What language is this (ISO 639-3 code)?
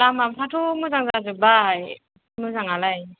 brx